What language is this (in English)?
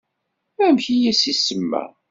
Kabyle